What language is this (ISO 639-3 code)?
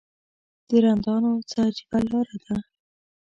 pus